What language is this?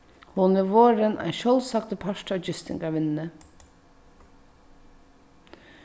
Faroese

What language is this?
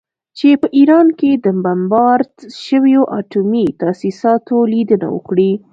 Pashto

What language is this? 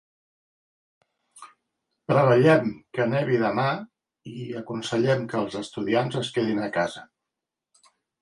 Catalan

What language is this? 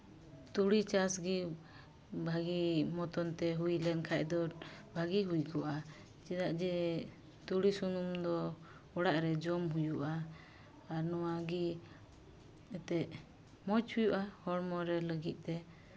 Santali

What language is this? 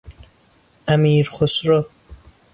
Persian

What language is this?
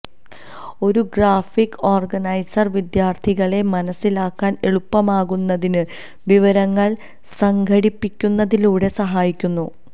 Malayalam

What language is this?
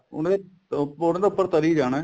Punjabi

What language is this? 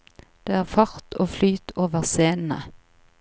Norwegian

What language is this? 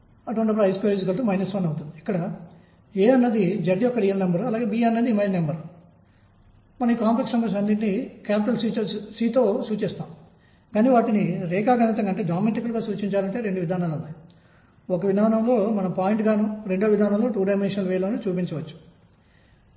Telugu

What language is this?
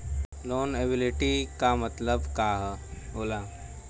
Bhojpuri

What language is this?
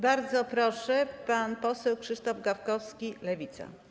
Polish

